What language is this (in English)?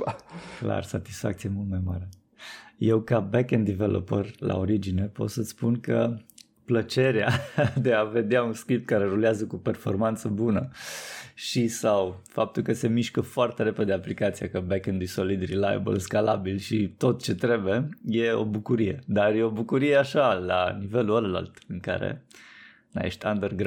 Romanian